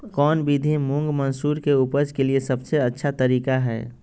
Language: Magahi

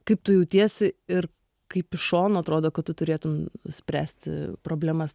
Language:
Lithuanian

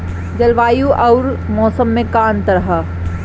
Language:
Bhojpuri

